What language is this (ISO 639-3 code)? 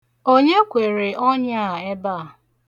ibo